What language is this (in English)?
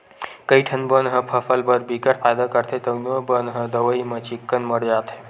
Chhattisgarhi